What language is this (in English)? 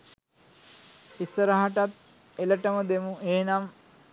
Sinhala